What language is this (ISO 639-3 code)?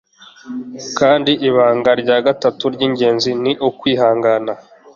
kin